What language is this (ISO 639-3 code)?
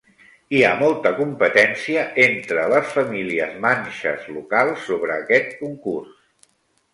cat